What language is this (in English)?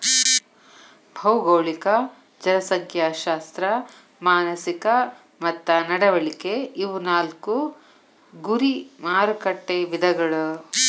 Kannada